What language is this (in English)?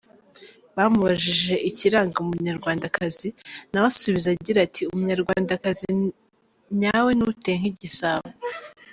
Kinyarwanda